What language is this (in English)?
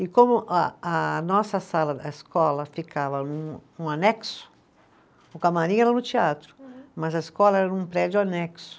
Portuguese